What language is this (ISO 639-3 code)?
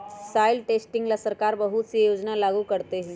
mag